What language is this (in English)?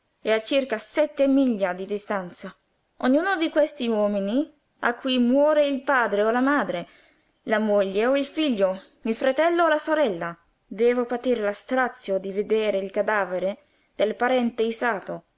Italian